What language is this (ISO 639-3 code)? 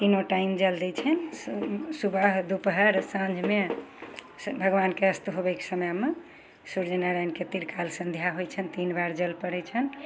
mai